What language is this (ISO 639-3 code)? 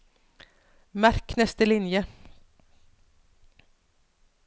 nor